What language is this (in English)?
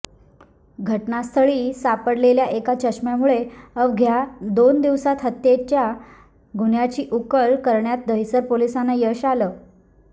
Marathi